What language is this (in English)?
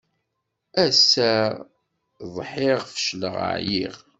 Kabyle